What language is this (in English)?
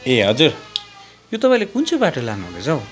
Nepali